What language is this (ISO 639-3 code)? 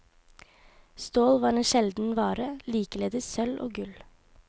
nor